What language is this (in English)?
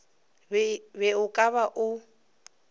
Northern Sotho